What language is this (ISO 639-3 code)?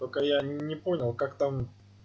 rus